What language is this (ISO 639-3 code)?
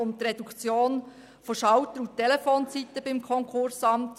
gsw